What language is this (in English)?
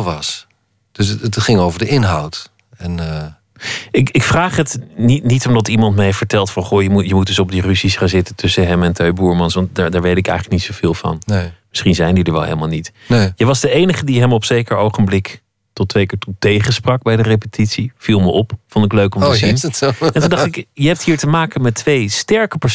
Dutch